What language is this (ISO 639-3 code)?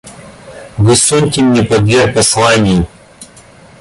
rus